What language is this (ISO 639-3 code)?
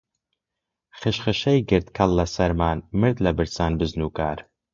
ckb